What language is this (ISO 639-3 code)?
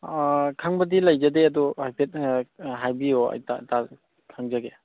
mni